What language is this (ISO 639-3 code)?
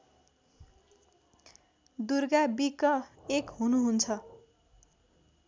nep